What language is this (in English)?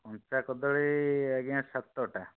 Odia